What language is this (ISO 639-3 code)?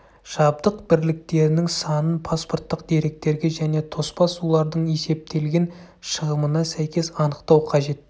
kaz